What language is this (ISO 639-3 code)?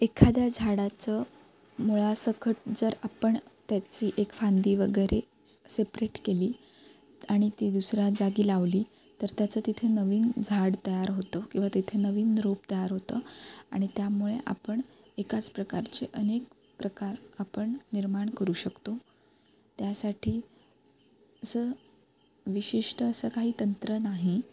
mar